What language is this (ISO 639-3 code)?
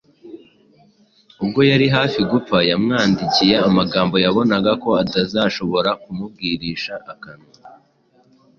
kin